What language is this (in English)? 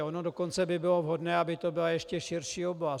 Czech